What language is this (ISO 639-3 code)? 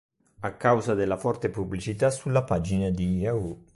ita